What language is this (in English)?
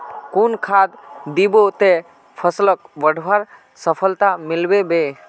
Magahi